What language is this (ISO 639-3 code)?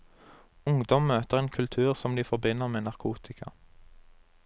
nor